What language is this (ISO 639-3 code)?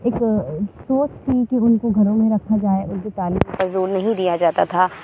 urd